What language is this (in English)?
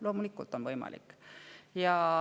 Estonian